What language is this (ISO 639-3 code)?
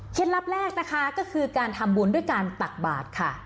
tha